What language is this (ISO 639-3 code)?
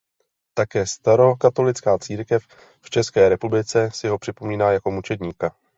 ces